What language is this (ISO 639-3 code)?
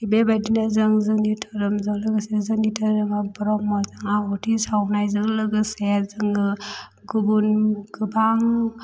brx